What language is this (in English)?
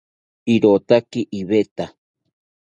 South Ucayali Ashéninka